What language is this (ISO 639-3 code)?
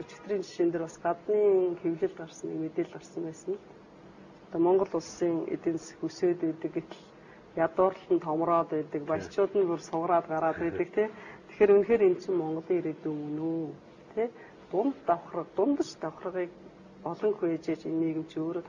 tur